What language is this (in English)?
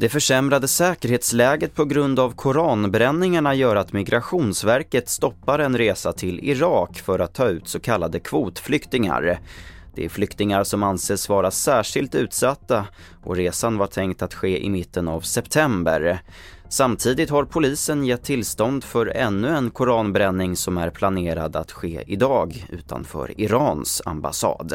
Swedish